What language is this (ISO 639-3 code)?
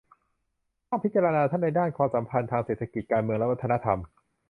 tha